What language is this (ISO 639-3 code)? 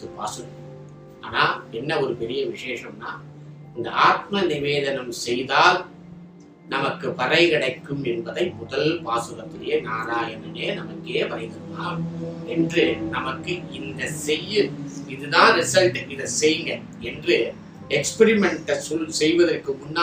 tam